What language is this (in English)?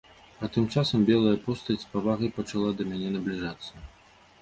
Belarusian